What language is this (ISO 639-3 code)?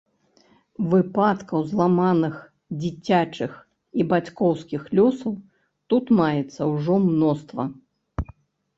bel